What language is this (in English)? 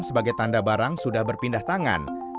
Indonesian